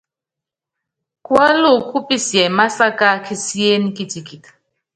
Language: Yangben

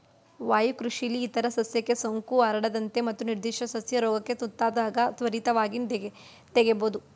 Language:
Kannada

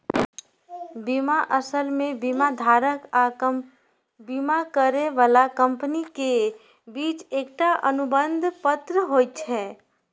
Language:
Maithili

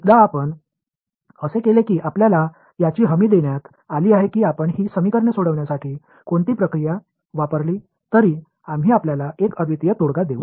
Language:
Marathi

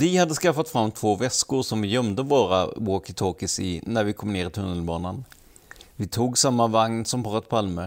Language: Swedish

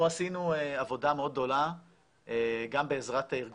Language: Hebrew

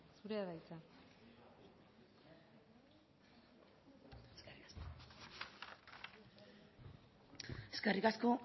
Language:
Basque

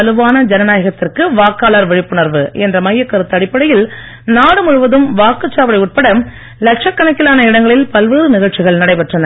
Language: Tamil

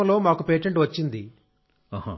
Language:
Telugu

